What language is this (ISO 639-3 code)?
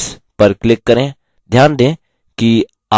hin